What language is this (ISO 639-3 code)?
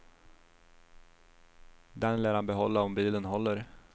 swe